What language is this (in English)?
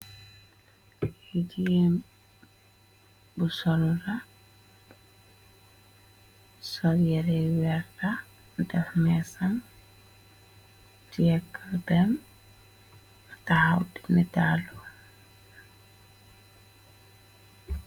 Wolof